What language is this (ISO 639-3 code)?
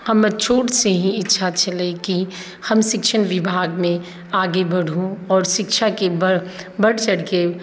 mai